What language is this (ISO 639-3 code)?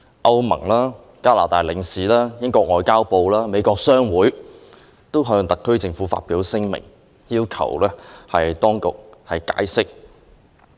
yue